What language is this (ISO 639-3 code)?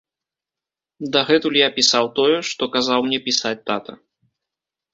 bel